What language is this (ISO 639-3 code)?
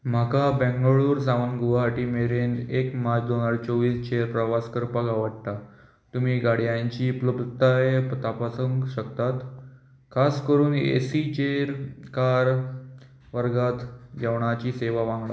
kok